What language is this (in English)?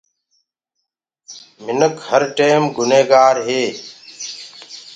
Gurgula